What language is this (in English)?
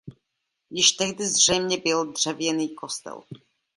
Czech